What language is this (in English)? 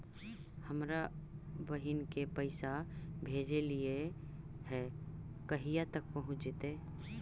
Magahi